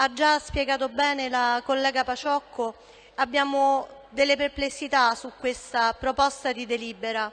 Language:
Italian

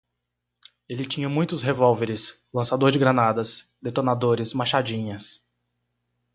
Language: Portuguese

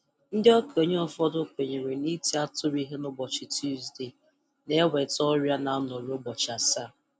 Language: Igbo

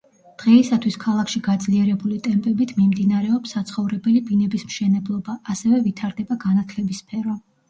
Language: Georgian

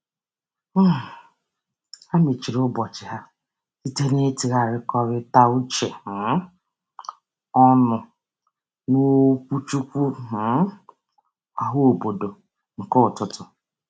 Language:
Igbo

